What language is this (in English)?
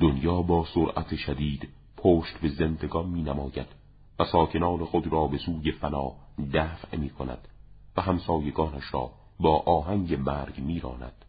Persian